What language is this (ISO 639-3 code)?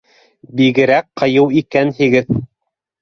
bak